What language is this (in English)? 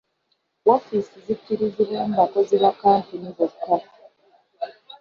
Ganda